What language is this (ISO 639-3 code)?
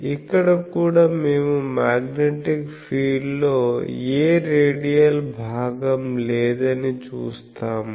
tel